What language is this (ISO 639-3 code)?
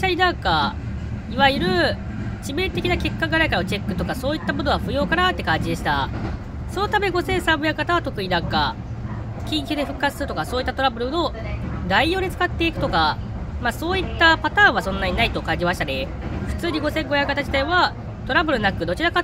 jpn